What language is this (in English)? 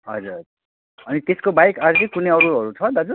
Nepali